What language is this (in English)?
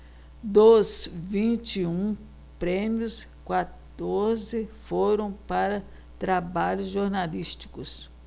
Portuguese